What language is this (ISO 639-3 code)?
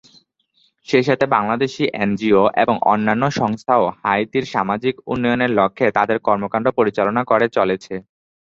ben